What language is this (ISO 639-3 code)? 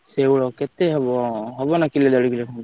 ori